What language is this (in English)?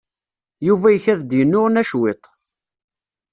Kabyle